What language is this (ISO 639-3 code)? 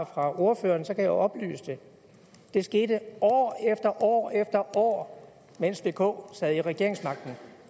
dan